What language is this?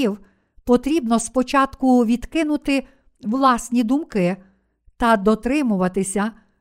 Ukrainian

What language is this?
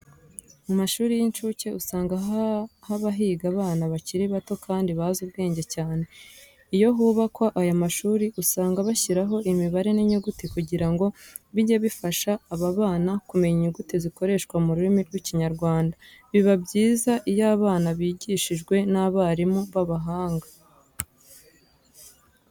Kinyarwanda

